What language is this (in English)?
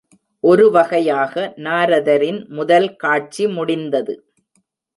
Tamil